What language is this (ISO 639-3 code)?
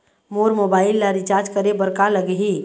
hne